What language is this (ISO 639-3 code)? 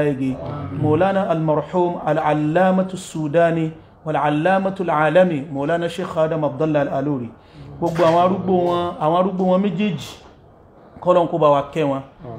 ara